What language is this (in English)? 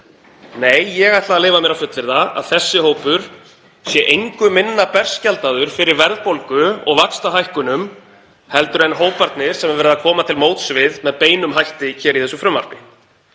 Icelandic